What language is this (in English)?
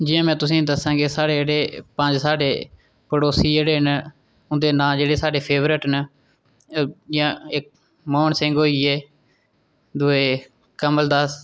Dogri